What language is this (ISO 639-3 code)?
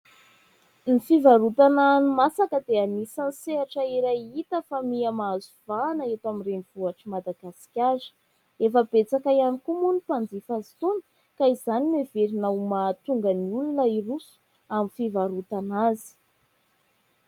mlg